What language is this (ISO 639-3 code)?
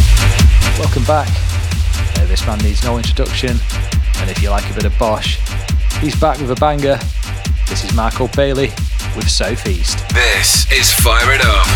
eng